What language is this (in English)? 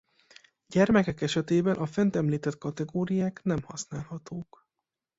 Hungarian